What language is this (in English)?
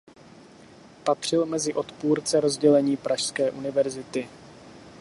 Czech